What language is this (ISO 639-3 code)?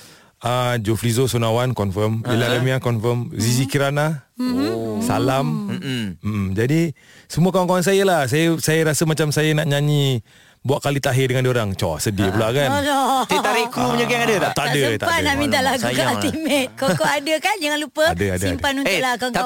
msa